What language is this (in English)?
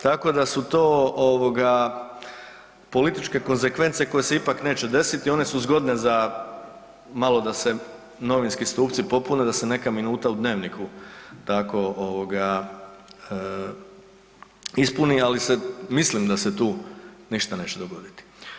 Croatian